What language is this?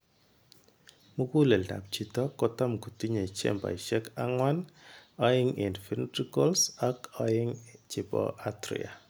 Kalenjin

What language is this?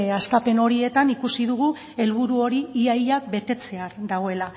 Basque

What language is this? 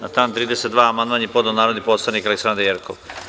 Serbian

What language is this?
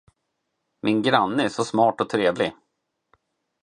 Swedish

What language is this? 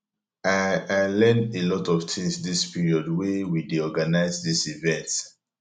Nigerian Pidgin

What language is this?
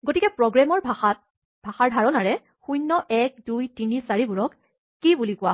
Assamese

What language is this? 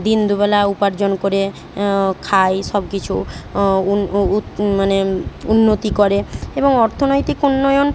Bangla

